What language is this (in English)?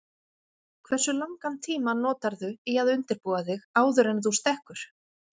Icelandic